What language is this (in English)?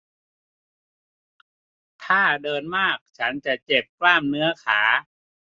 Thai